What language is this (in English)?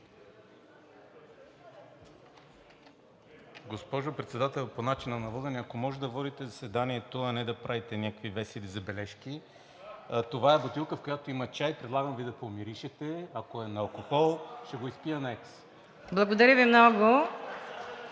Bulgarian